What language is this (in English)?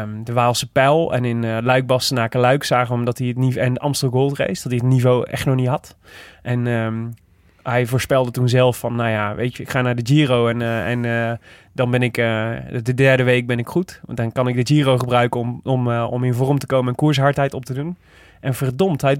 Dutch